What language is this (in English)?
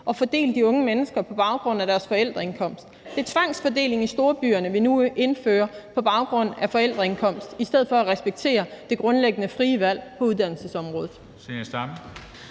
Danish